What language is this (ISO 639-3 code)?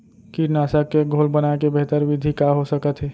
hne